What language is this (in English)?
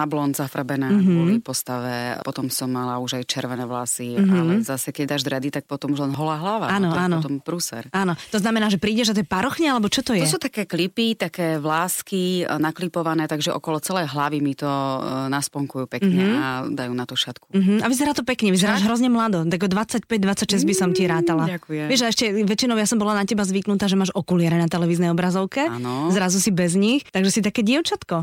Slovak